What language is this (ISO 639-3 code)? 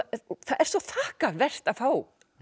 isl